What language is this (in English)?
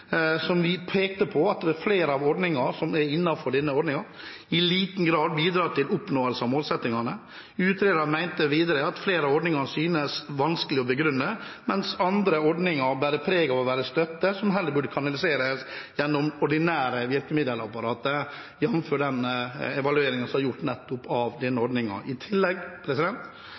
Norwegian